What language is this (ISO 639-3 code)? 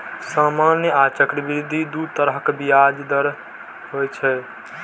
mai